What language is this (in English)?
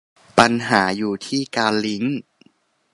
Thai